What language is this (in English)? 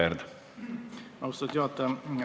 Estonian